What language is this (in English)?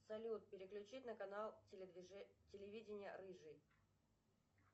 Russian